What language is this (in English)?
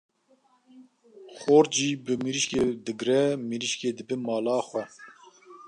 Kurdish